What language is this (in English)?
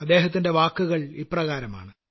Malayalam